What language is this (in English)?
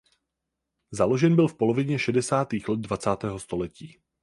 Czech